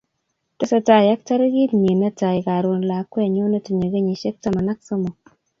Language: Kalenjin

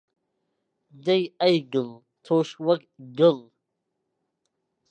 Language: Central Kurdish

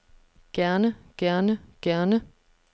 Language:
Danish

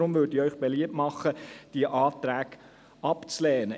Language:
Swiss German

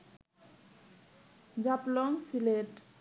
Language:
Bangla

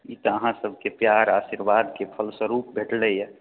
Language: Maithili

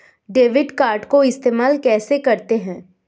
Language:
Hindi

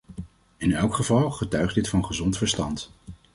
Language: Dutch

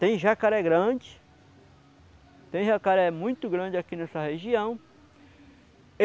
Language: Portuguese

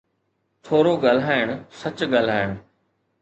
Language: Sindhi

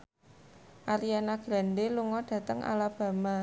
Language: Javanese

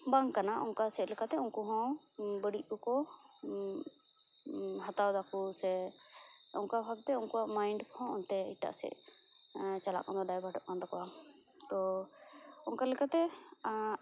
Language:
Santali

